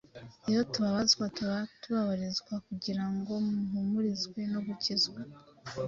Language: Kinyarwanda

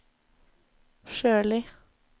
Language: Norwegian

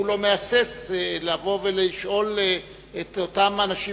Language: Hebrew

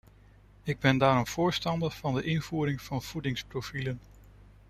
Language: Dutch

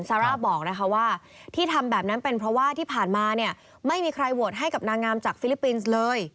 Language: Thai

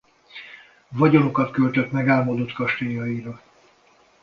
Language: Hungarian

